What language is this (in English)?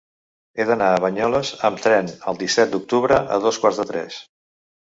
Catalan